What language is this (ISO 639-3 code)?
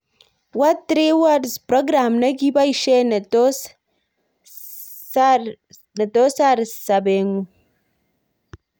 kln